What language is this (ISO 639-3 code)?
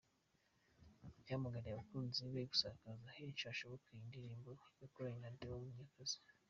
kin